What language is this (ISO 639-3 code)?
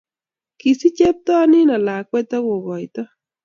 kln